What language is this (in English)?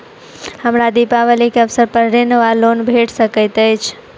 Maithili